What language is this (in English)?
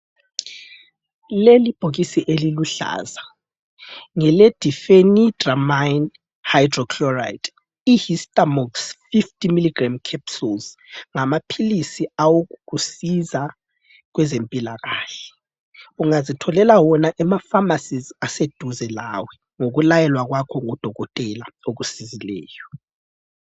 North Ndebele